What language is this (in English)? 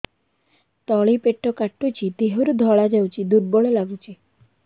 Odia